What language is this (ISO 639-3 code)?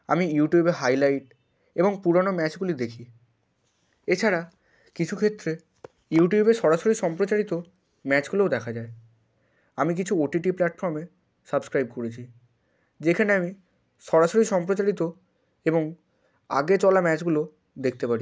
ben